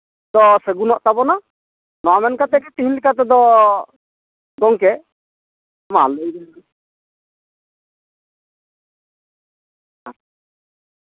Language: Santali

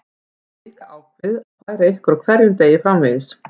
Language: Icelandic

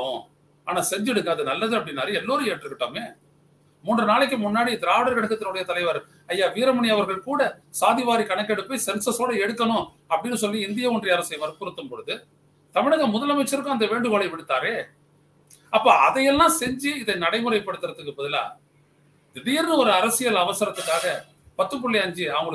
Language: Tamil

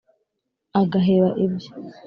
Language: Kinyarwanda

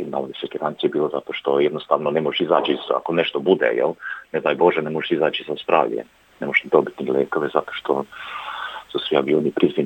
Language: Croatian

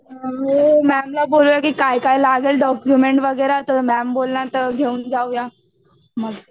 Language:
Marathi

